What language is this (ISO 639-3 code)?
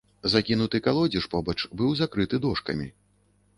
bel